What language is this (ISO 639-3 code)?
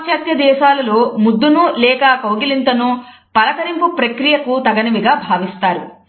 tel